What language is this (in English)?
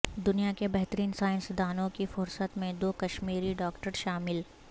Urdu